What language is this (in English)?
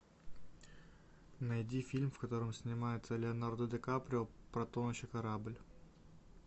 Russian